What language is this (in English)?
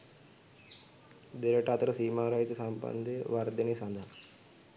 Sinhala